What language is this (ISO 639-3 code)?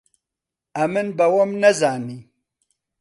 ckb